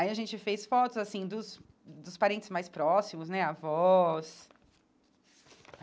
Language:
Portuguese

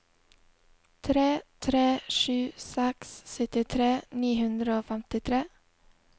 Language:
Norwegian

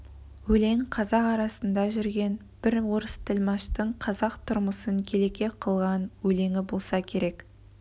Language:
Kazakh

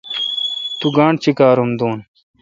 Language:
Kalkoti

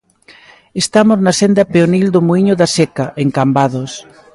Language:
Galician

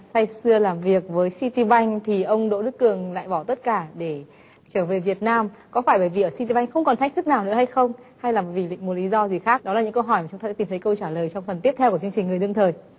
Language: Vietnamese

